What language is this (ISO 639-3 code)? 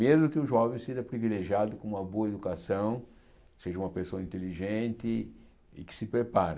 por